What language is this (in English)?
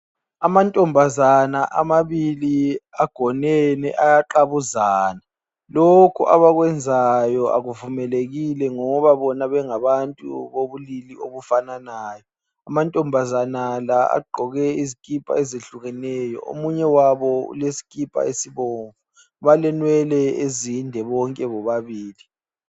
North Ndebele